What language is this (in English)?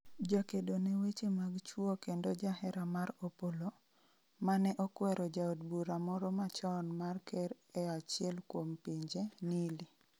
Luo (Kenya and Tanzania)